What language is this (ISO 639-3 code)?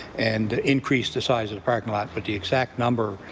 eng